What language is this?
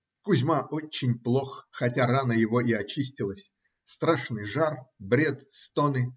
Russian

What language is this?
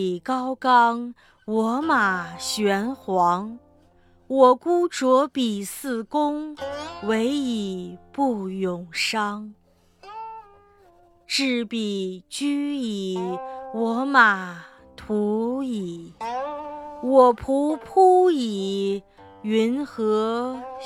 Chinese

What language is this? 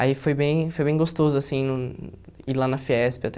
Portuguese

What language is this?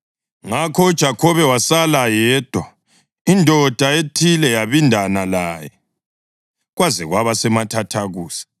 North Ndebele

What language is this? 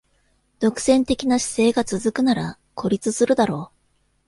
Japanese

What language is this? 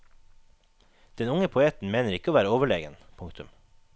Norwegian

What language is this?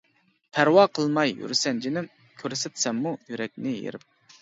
Uyghur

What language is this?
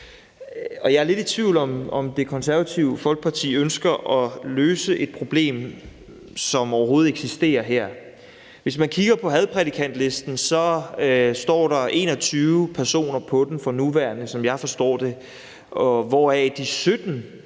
Danish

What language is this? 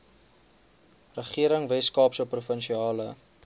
Afrikaans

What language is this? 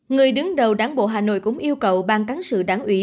Vietnamese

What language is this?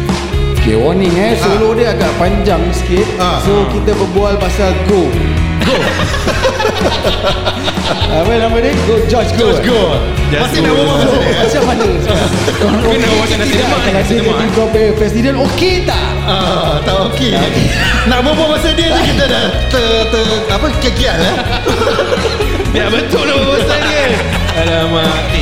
Malay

